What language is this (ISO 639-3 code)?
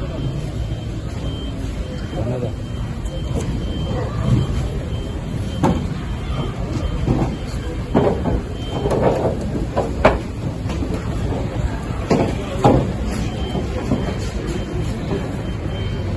tur